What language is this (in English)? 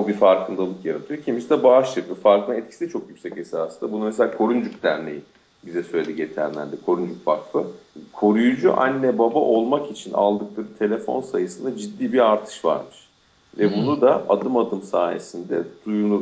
Turkish